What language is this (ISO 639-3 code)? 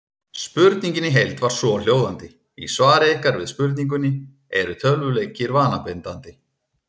isl